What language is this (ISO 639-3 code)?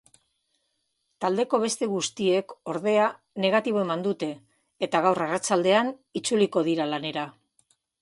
eus